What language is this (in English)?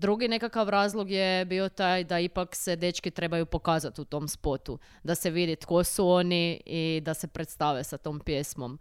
Croatian